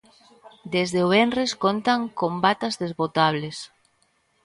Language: Galician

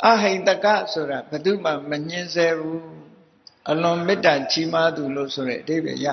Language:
Thai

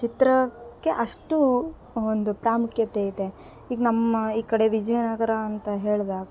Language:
Kannada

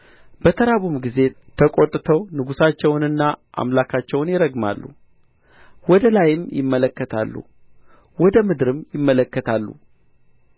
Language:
Amharic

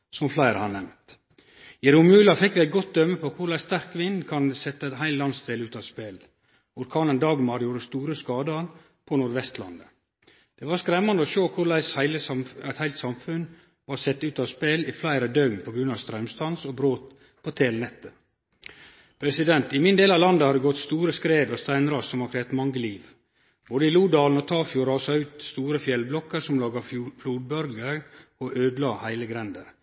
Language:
Norwegian Nynorsk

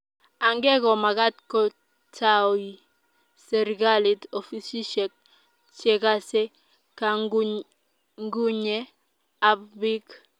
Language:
Kalenjin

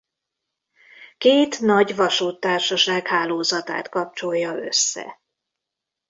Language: Hungarian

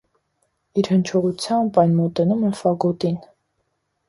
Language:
Armenian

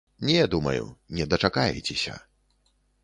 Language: Belarusian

